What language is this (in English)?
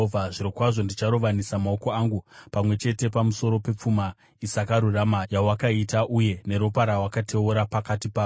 Shona